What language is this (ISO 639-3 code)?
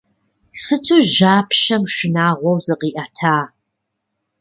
kbd